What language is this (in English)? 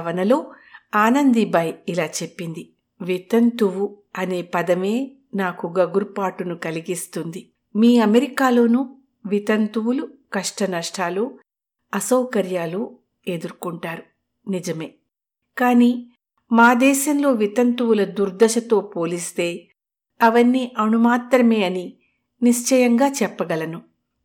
Telugu